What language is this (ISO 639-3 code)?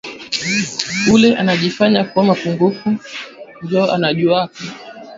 swa